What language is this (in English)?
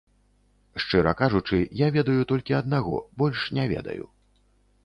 Belarusian